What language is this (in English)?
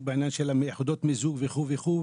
Hebrew